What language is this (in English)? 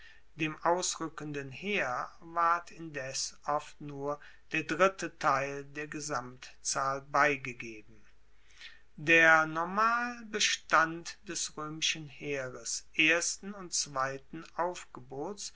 German